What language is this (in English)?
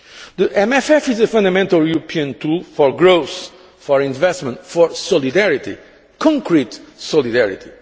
English